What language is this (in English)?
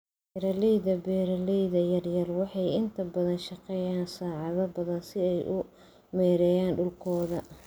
Somali